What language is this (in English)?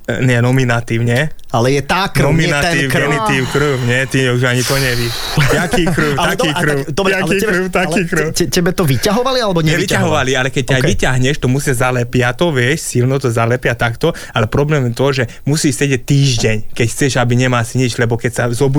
Slovak